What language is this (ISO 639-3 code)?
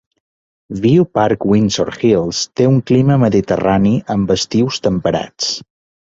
cat